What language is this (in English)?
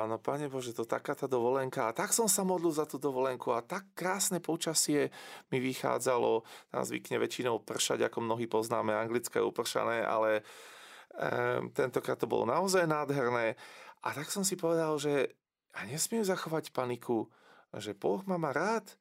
Slovak